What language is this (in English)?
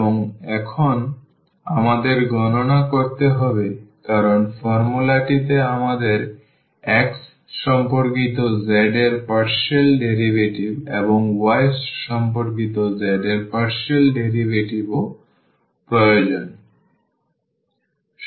Bangla